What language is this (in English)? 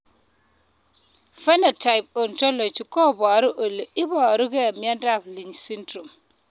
Kalenjin